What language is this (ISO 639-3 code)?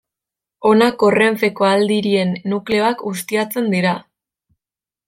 eus